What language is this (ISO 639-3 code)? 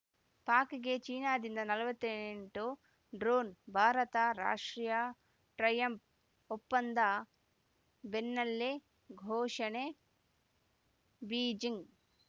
kan